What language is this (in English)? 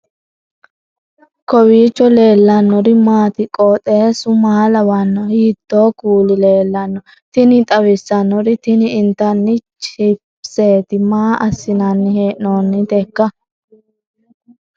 Sidamo